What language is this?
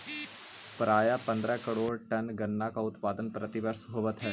Magahi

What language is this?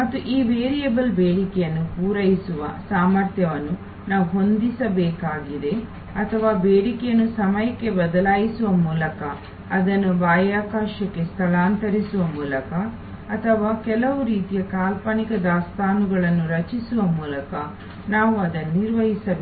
Kannada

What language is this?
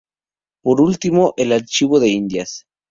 Spanish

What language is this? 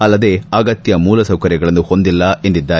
Kannada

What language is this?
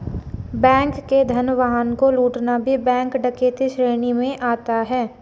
Hindi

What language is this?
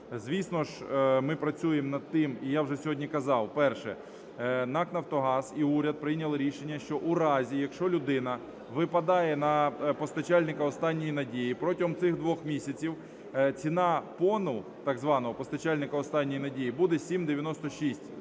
Ukrainian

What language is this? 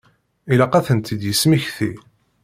Kabyle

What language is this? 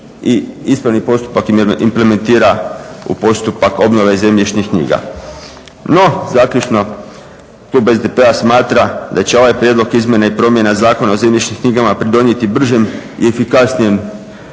Croatian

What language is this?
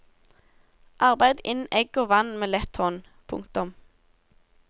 Norwegian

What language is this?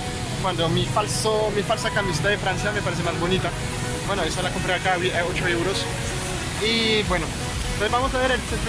Spanish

